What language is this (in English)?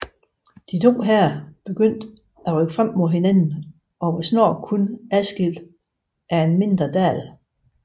Danish